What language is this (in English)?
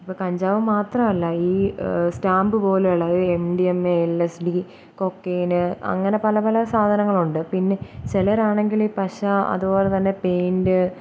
Malayalam